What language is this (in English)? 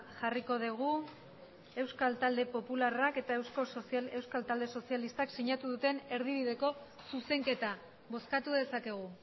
Basque